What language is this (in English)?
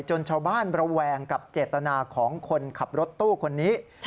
Thai